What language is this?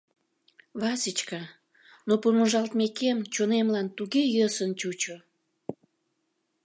Mari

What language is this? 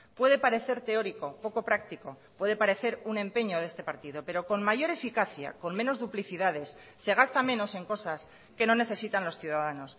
Spanish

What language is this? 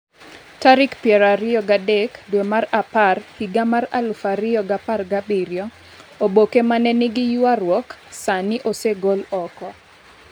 Luo (Kenya and Tanzania)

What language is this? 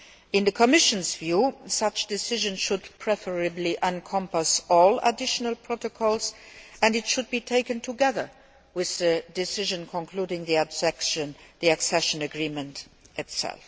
English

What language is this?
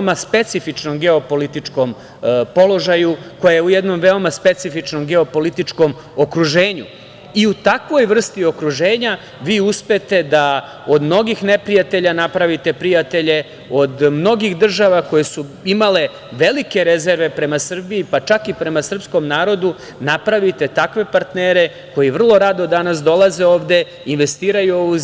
Serbian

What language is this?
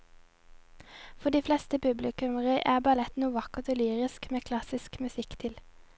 Norwegian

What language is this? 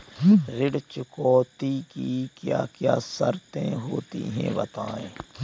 Hindi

